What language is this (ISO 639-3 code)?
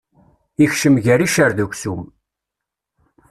kab